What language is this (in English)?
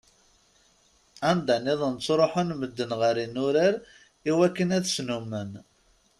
Kabyle